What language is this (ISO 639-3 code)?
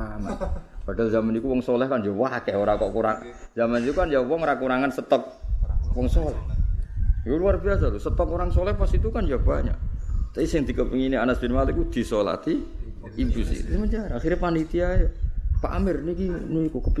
msa